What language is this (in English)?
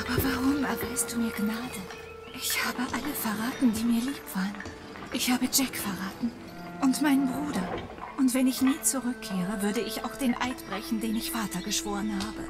German